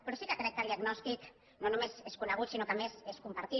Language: Catalan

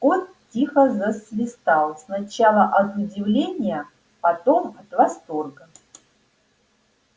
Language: Russian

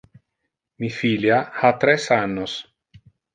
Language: Interlingua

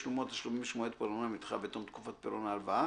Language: Hebrew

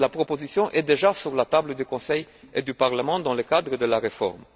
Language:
French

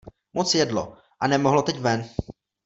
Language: Czech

